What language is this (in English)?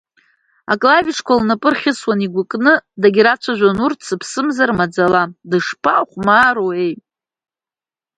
Abkhazian